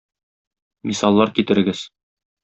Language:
Tatar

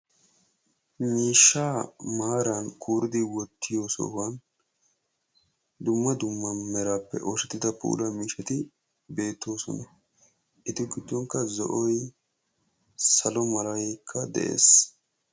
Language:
Wolaytta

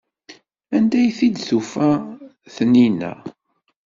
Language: Kabyle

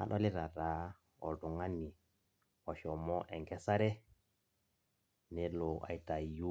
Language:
Masai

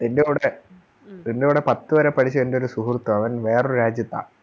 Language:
Malayalam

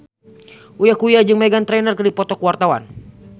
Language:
Sundanese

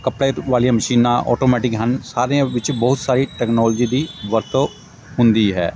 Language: Punjabi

